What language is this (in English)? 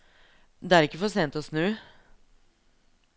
Norwegian